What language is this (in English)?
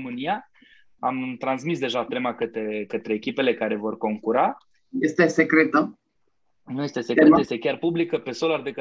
Romanian